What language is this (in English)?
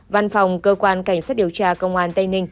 Vietnamese